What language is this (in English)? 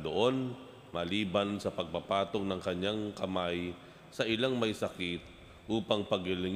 Filipino